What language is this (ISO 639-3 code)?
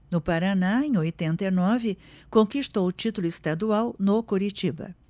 por